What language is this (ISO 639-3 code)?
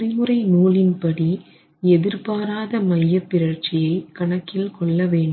tam